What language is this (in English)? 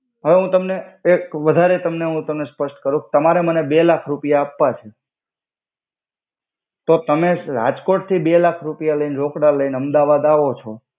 Gujarati